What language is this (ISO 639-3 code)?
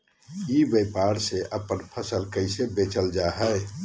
mag